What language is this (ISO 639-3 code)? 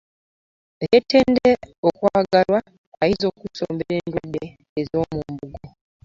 lug